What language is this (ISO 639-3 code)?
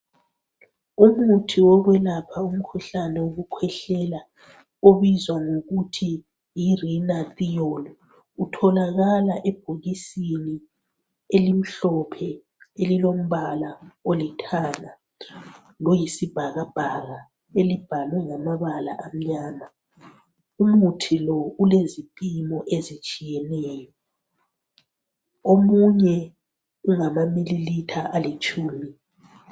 nde